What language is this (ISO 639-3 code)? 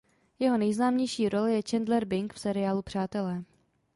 ces